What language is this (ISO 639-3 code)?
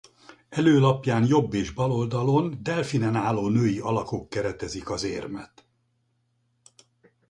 hun